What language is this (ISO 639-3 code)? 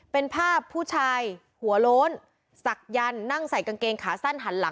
tha